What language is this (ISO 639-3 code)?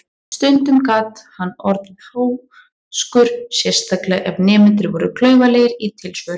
isl